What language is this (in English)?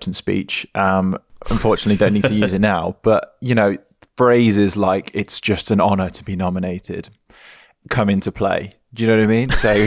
English